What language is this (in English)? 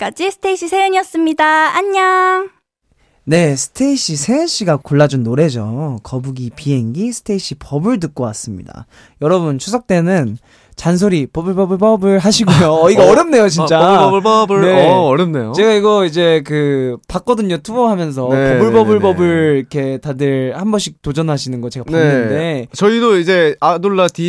Korean